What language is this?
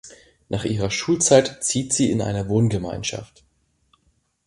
German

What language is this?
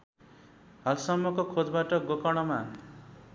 Nepali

